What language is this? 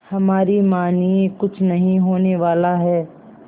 Hindi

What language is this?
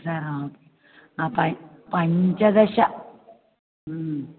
Sanskrit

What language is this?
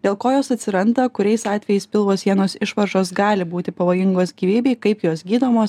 Lithuanian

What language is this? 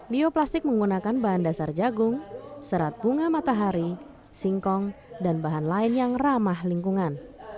Indonesian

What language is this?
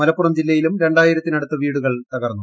Malayalam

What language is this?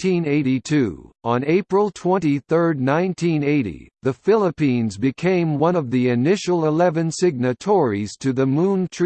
English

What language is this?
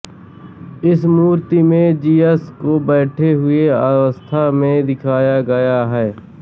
Hindi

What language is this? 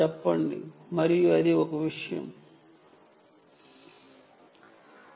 Telugu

